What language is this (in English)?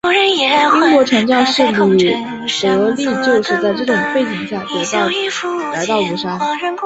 Chinese